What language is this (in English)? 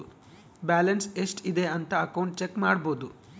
Kannada